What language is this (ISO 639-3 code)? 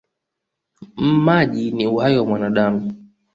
swa